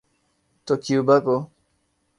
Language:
Urdu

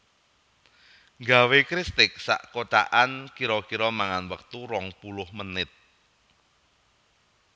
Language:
Javanese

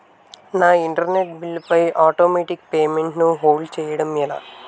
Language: Telugu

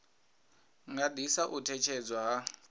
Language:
Venda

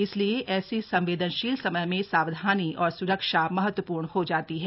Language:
Hindi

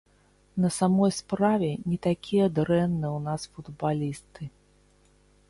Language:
Belarusian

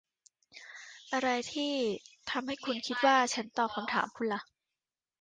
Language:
Thai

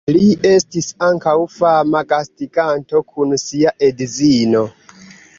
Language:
Esperanto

